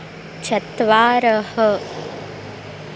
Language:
Sanskrit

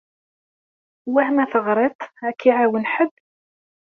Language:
Kabyle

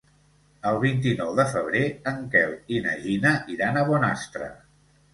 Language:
Catalan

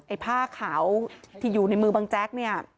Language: Thai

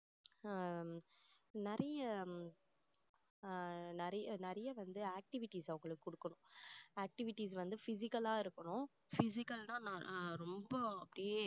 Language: Tamil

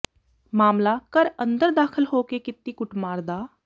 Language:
Punjabi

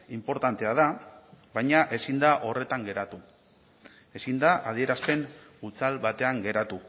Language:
Basque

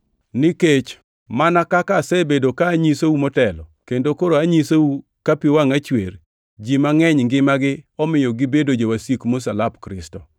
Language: Luo (Kenya and Tanzania)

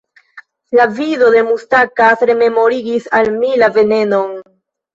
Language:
Esperanto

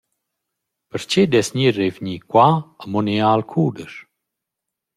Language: Romansh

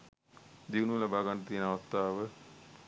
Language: Sinhala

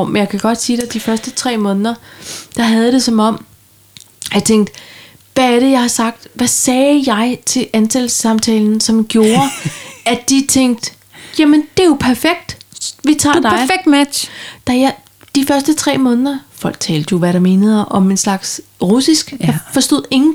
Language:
Danish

